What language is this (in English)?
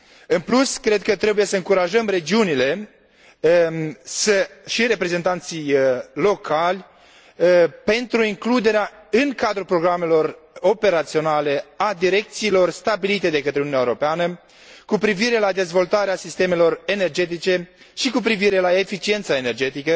Romanian